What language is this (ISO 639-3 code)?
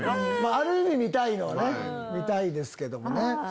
jpn